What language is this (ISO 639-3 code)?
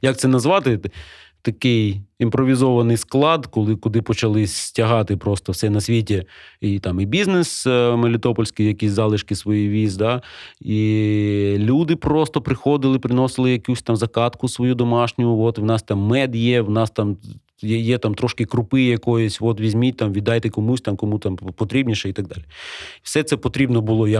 ukr